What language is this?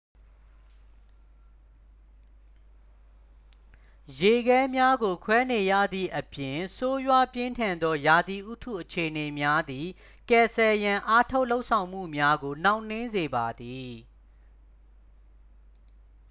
Burmese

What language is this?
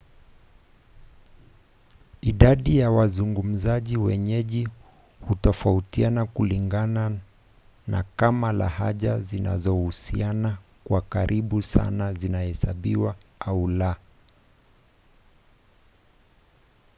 Swahili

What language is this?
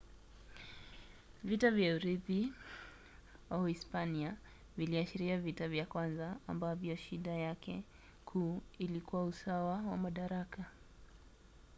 Swahili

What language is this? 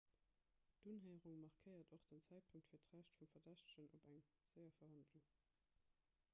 Luxembourgish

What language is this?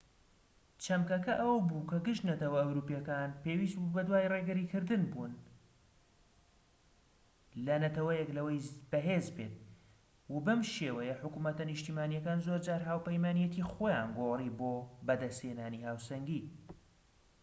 Central Kurdish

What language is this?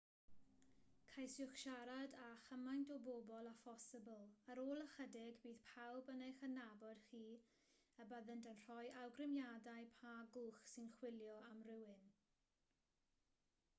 Welsh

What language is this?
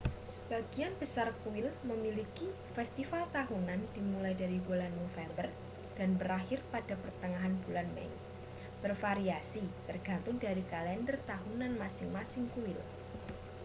Indonesian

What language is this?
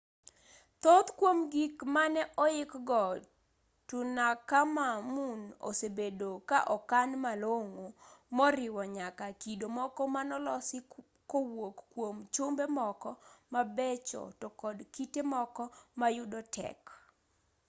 Luo (Kenya and Tanzania)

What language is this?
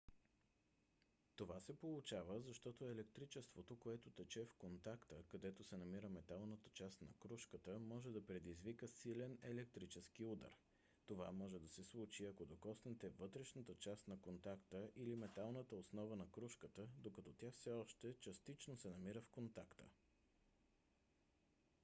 Bulgarian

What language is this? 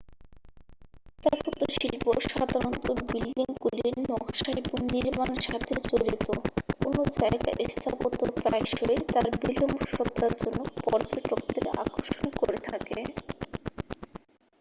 Bangla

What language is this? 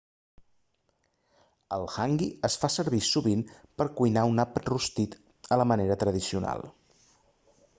Catalan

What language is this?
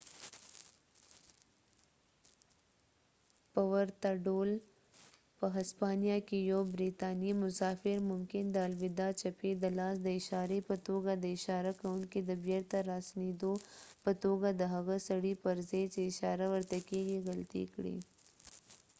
Pashto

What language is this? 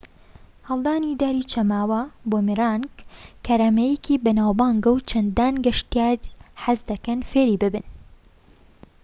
Central Kurdish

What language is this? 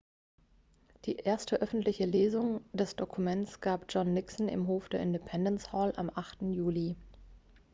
German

